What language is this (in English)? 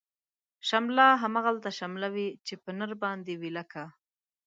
Pashto